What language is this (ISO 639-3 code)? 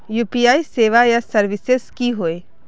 mag